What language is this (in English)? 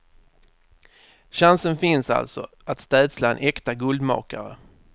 Swedish